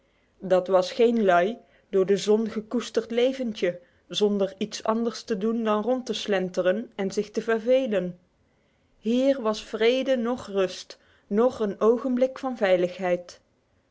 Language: Dutch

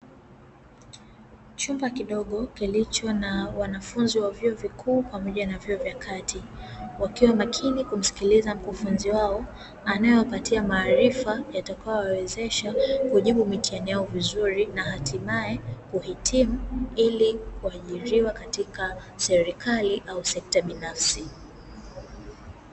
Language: Swahili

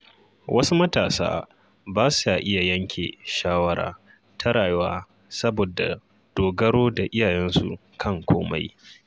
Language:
Hausa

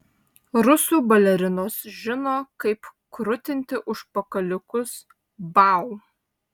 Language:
Lithuanian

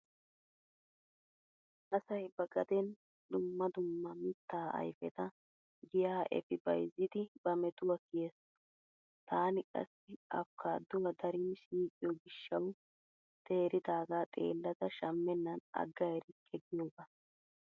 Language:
Wolaytta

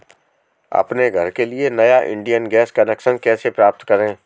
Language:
Hindi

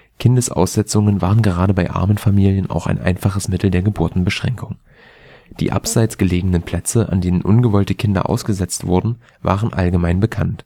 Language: German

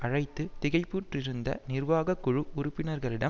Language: Tamil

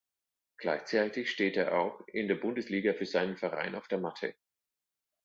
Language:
German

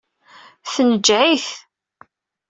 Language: Kabyle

